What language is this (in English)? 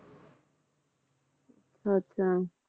Punjabi